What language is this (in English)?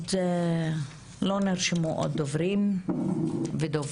Hebrew